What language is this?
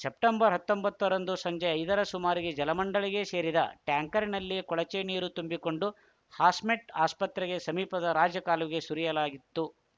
Kannada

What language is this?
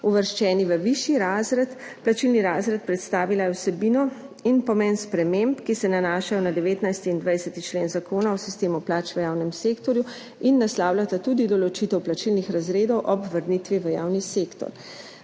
Slovenian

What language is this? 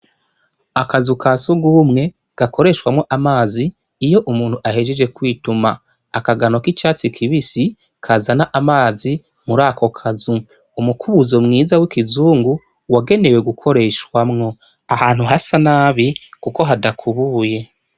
Rundi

